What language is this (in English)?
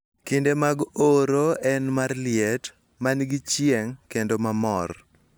Luo (Kenya and Tanzania)